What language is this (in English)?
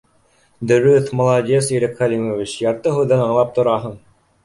Bashkir